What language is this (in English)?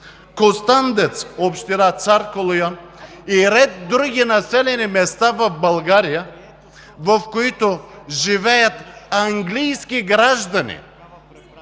Bulgarian